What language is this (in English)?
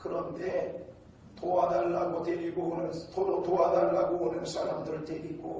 Korean